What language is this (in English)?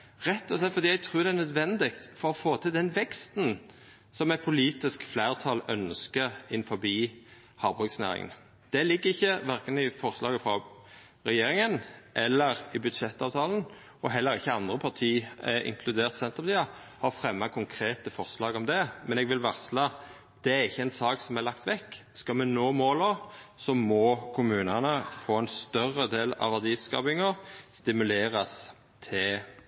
Norwegian Nynorsk